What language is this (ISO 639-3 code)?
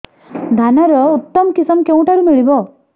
ori